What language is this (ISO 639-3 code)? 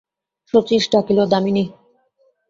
ben